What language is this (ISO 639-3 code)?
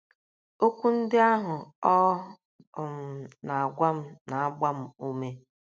ibo